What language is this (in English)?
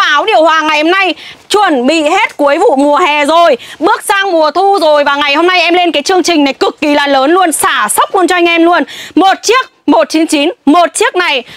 Vietnamese